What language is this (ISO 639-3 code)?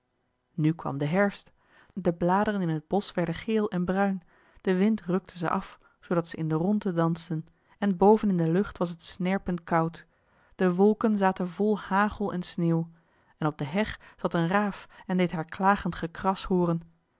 nld